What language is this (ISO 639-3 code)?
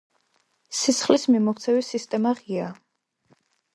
kat